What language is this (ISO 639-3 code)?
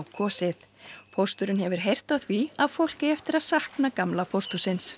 isl